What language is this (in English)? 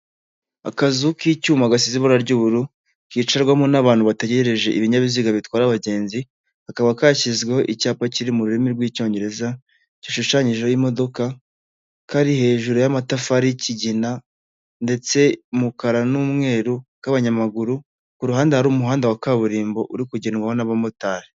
Kinyarwanda